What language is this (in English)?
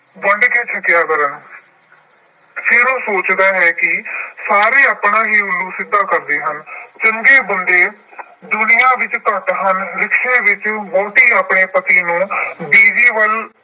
Punjabi